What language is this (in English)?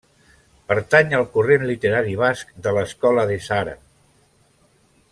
Catalan